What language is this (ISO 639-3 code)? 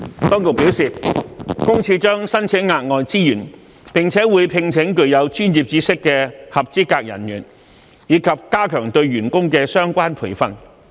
yue